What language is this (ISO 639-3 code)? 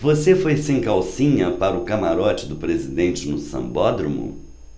por